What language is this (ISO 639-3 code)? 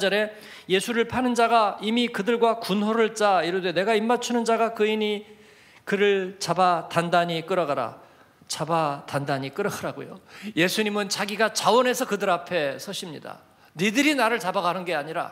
kor